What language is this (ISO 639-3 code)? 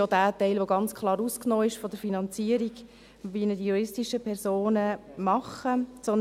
gsw